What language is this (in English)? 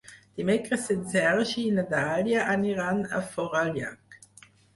Catalan